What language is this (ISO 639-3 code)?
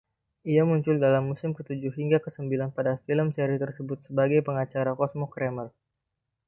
ind